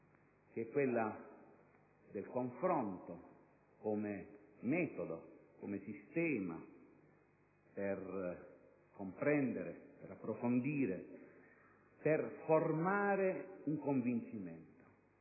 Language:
Italian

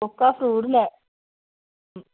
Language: Dogri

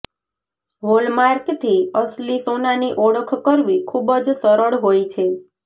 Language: Gujarati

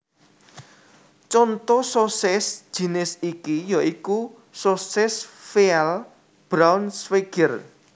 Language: Javanese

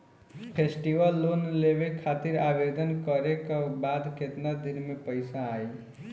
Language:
Bhojpuri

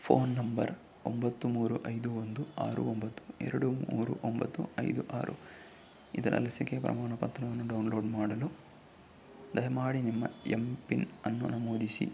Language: Kannada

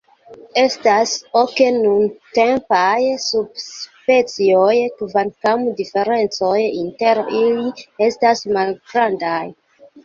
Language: Esperanto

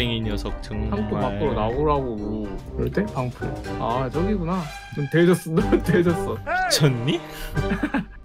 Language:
Korean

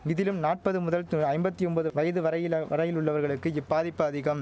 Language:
Tamil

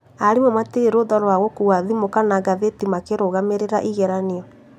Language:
Kikuyu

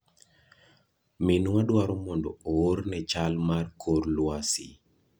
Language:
Luo (Kenya and Tanzania)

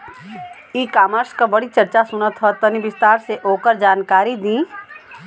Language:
Bhojpuri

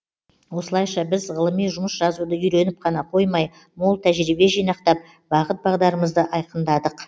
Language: Kazakh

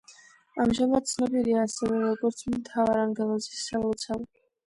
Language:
Georgian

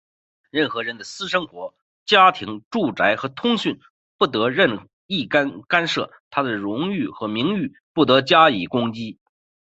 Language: Chinese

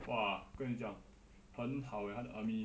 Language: English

